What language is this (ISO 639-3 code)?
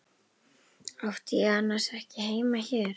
isl